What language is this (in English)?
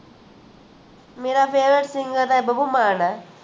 Punjabi